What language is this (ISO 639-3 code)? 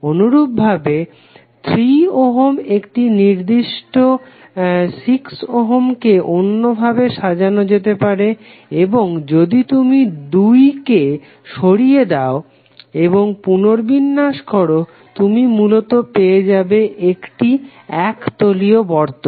ben